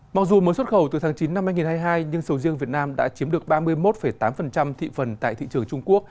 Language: Vietnamese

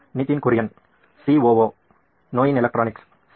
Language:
Kannada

